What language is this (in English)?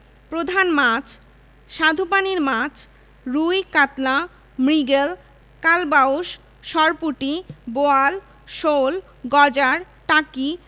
Bangla